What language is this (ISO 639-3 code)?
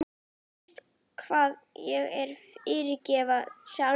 isl